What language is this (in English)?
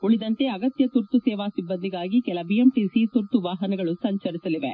Kannada